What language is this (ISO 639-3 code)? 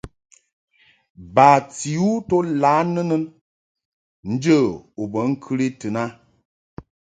mhk